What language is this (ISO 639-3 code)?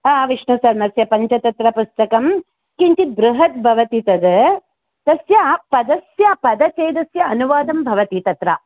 san